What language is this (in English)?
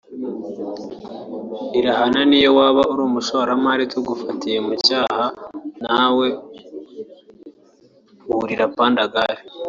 Kinyarwanda